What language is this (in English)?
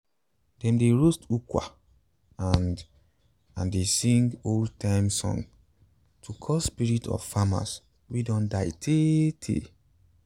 Nigerian Pidgin